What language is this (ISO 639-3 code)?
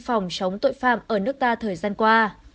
vie